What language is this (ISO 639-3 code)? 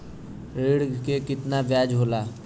bho